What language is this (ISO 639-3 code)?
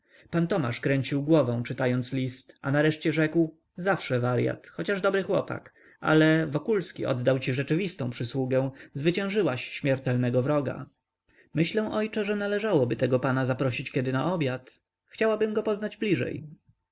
pol